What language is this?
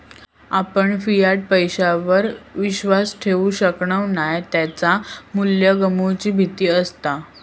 Marathi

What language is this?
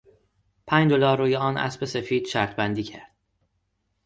Persian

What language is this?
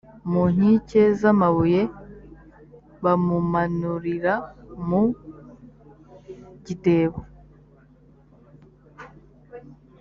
Kinyarwanda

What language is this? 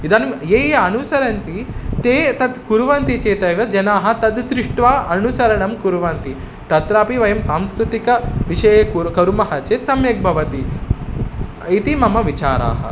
Sanskrit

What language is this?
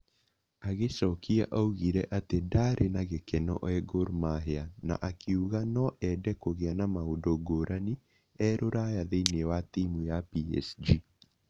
Kikuyu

